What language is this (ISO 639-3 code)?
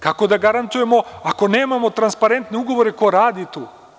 srp